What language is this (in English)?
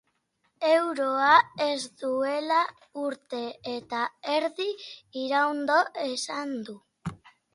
Basque